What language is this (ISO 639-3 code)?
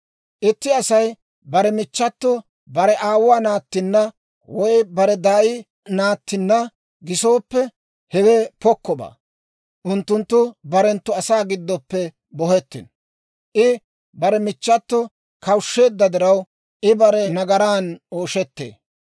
dwr